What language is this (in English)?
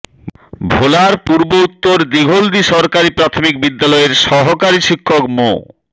Bangla